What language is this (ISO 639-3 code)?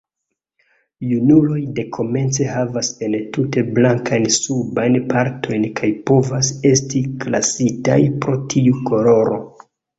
epo